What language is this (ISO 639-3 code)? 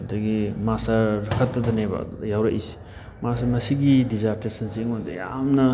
mni